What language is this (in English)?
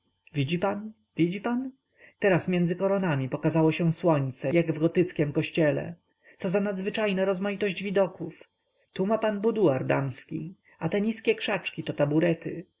Polish